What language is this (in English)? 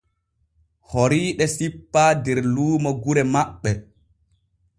Borgu Fulfulde